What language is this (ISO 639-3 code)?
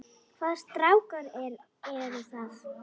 isl